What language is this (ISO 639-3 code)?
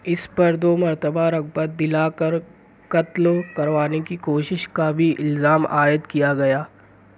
urd